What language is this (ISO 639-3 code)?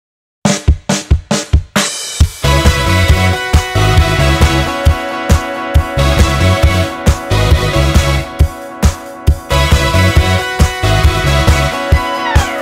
jpn